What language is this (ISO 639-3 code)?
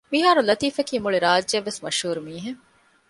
div